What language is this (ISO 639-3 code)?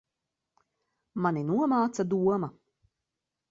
lav